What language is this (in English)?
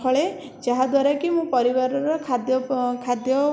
Odia